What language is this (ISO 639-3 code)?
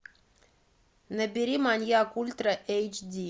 rus